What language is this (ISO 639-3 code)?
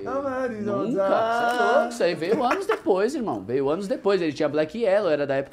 por